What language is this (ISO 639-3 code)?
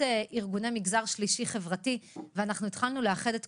heb